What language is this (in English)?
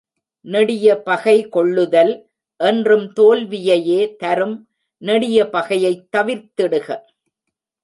Tamil